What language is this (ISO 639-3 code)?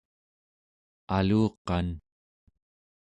esu